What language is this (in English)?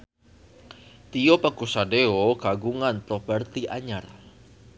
Sundanese